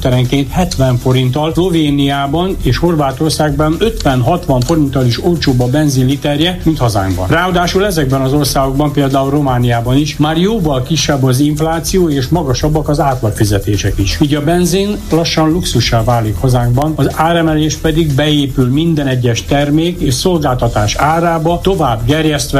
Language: Hungarian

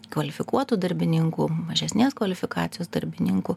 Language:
Lithuanian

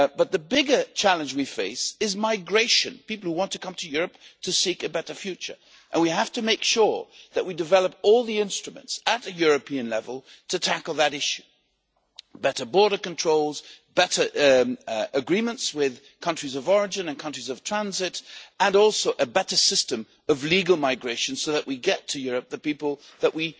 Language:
English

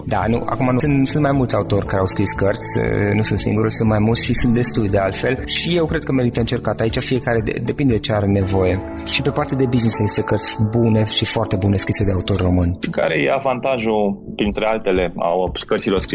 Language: Romanian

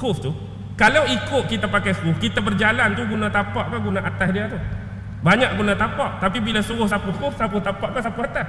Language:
Malay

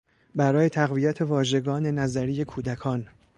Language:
Persian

